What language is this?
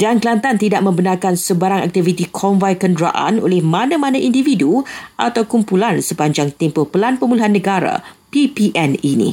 Malay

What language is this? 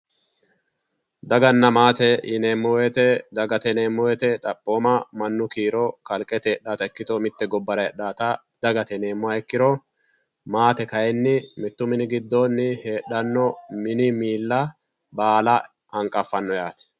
Sidamo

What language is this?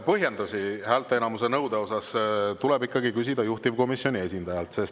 Estonian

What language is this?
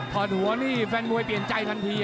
Thai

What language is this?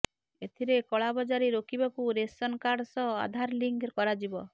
Odia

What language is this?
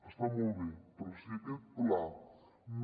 Catalan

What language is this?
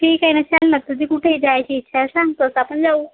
Marathi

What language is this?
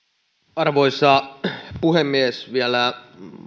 Finnish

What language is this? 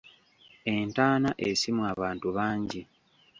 Ganda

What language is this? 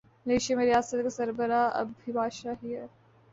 Urdu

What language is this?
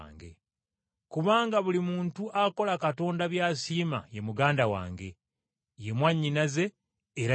Ganda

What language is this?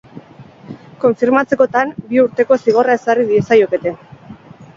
Basque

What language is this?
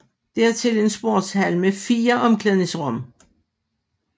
Danish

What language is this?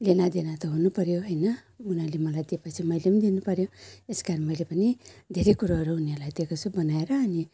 Nepali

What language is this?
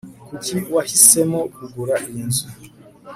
Kinyarwanda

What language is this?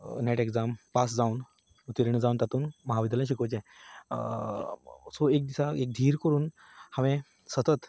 Konkani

